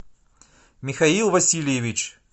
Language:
Russian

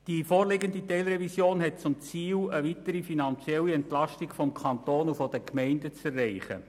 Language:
Swiss German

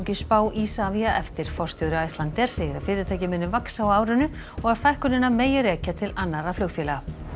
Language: Icelandic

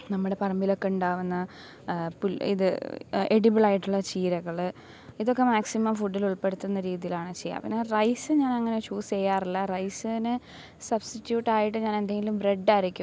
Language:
Malayalam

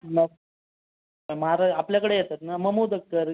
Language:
Marathi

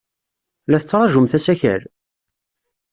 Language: Kabyle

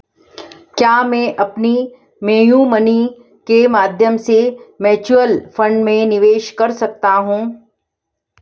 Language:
Hindi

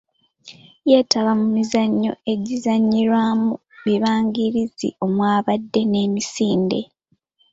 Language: Ganda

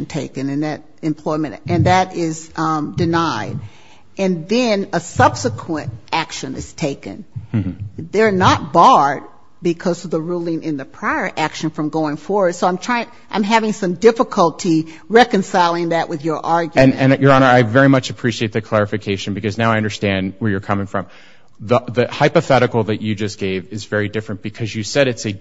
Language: English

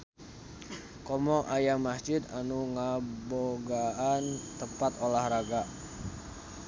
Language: Sundanese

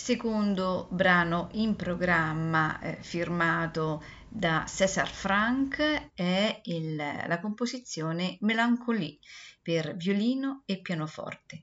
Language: Italian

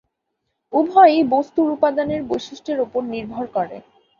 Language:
Bangla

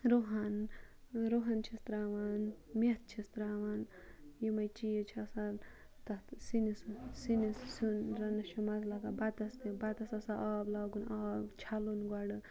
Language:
Kashmiri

